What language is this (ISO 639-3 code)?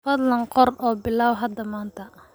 som